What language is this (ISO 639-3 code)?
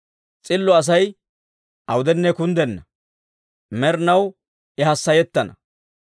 dwr